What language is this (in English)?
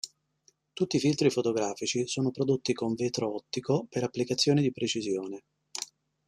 Italian